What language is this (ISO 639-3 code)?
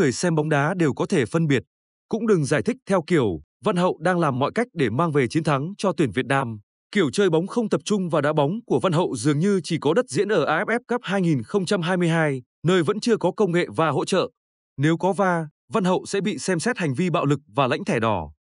vie